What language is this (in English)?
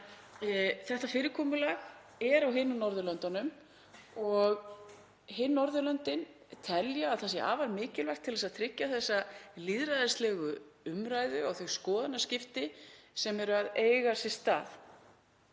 Icelandic